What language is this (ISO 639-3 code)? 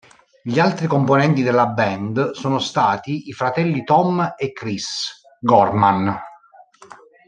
ita